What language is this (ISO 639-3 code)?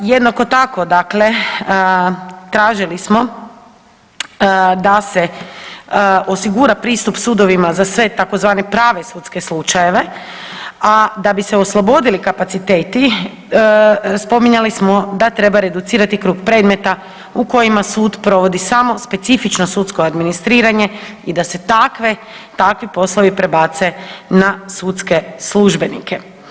hrv